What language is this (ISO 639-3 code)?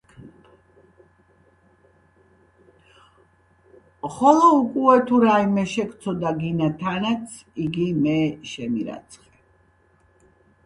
kat